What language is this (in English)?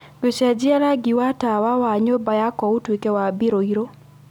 Kikuyu